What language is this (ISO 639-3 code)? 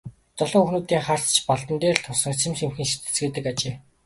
mon